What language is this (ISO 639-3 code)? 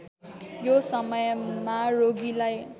nep